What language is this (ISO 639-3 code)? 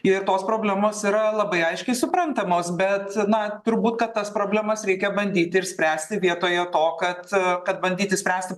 lit